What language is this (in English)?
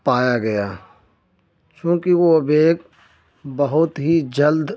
Urdu